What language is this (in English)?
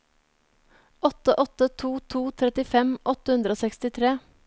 Norwegian